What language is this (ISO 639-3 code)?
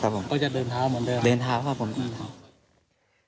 tha